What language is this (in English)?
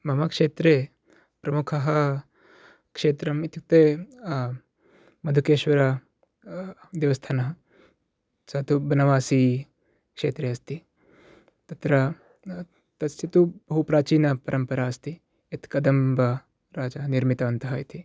Sanskrit